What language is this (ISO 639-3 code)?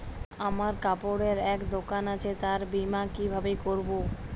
ben